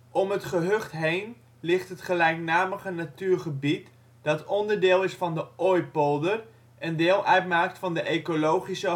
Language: Dutch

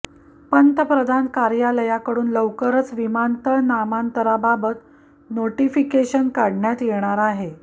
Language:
Marathi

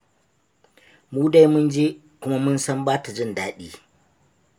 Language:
Hausa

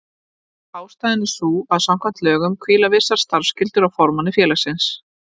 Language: Icelandic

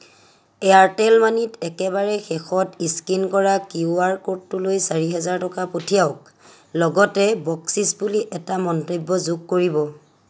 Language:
Assamese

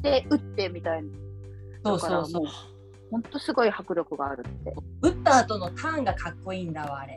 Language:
Japanese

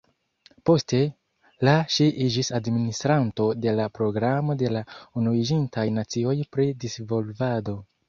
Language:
Esperanto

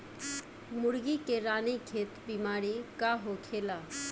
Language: Bhojpuri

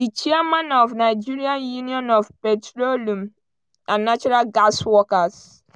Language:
Nigerian Pidgin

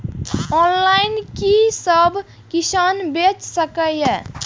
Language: Maithili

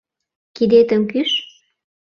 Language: Mari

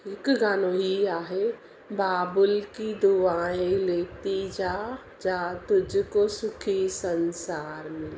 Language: Sindhi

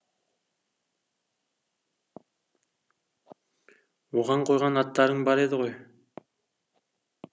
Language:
Kazakh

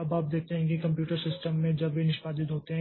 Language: Hindi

